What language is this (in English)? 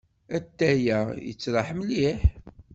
Kabyle